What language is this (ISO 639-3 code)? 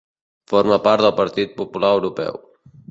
cat